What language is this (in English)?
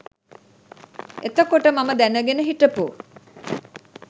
Sinhala